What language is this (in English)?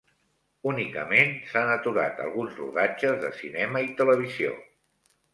Catalan